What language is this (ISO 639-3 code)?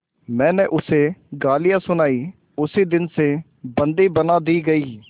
hin